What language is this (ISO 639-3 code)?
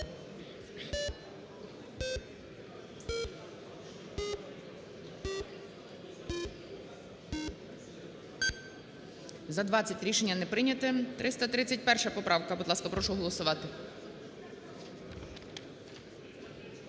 ukr